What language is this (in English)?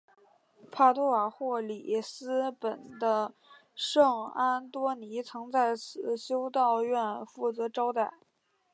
Chinese